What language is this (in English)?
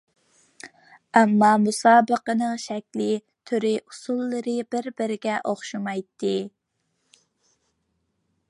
Uyghur